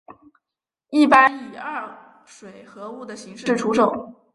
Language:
Chinese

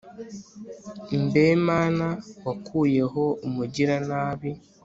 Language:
Kinyarwanda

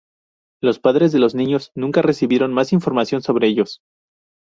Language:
Spanish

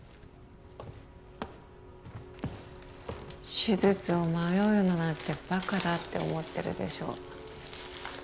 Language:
Japanese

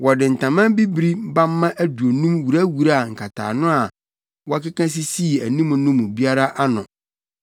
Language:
Akan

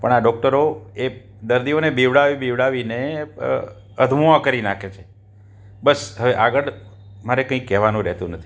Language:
Gujarati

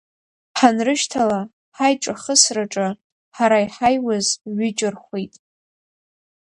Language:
Abkhazian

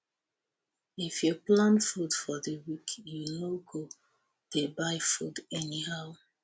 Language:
Nigerian Pidgin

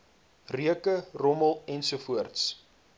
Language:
Afrikaans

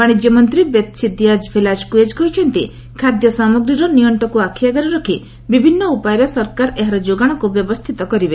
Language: Odia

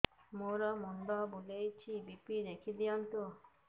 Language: Odia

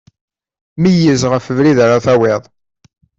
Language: Kabyle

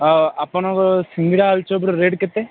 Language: Odia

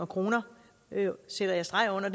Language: Danish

